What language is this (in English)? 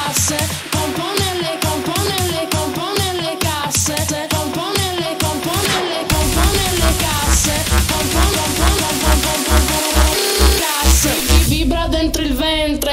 Dutch